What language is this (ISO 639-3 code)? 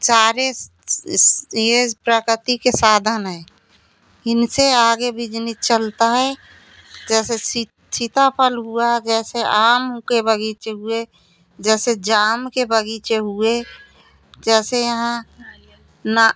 hin